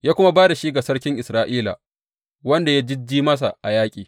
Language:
Hausa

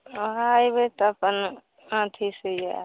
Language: Maithili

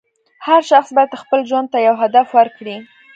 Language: Pashto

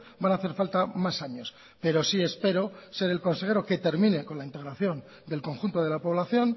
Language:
Spanish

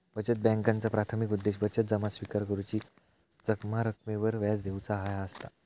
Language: Marathi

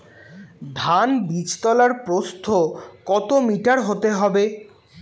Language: Bangla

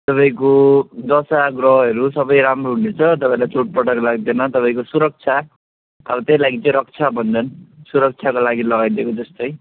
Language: Nepali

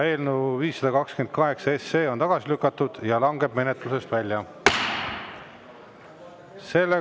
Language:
Estonian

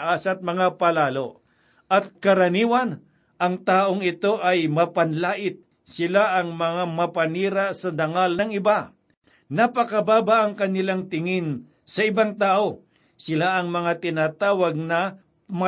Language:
Filipino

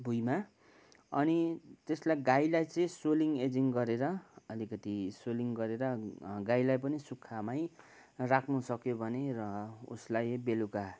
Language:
Nepali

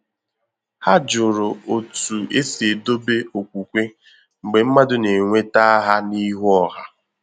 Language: Igbo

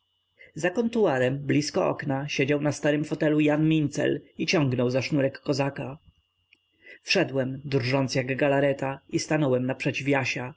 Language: Polish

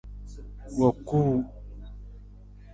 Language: Nawdm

